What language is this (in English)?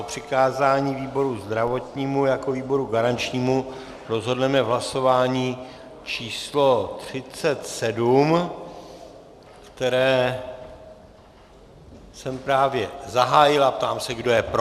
Czech